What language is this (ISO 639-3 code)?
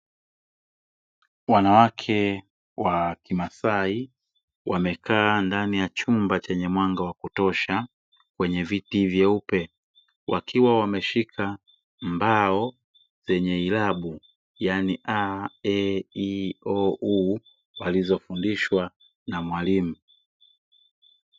swa